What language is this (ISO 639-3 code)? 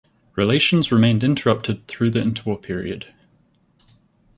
eng